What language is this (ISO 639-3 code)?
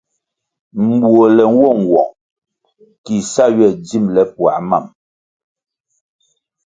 nmg